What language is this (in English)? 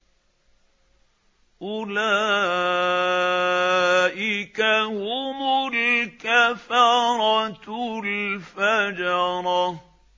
Arabic